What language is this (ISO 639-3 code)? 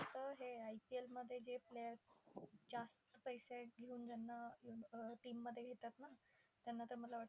mar